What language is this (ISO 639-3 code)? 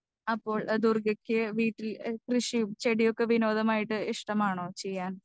mal